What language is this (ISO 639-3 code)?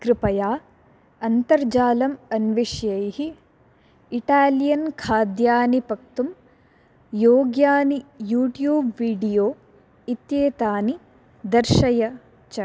san